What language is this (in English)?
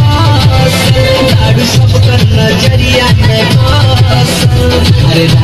Vietnamese